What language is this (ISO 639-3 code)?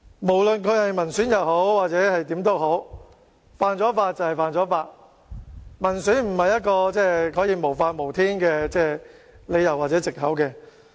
yue